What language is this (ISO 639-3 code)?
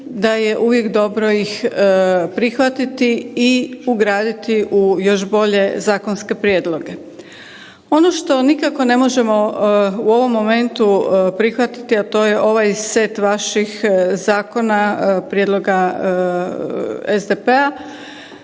hrv